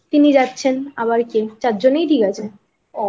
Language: Bangla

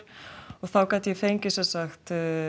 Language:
Icelandic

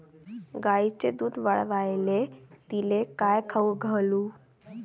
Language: Marathi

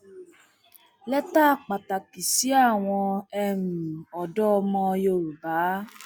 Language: Yoruba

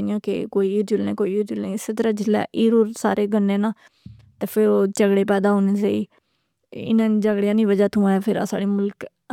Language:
Pahari-Potwari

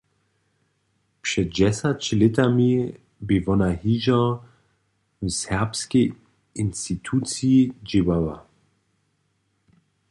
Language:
Upper Sorbian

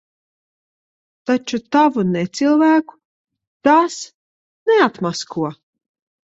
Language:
Latvian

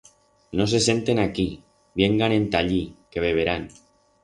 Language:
Aragonese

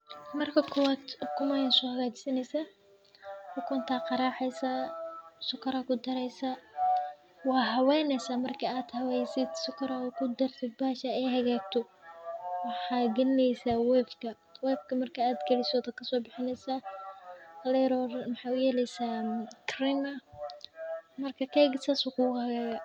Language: Somali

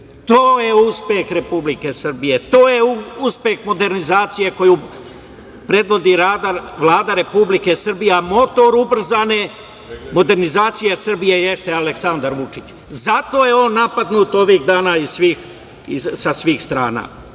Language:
Serbian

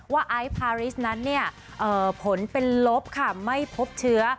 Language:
Thai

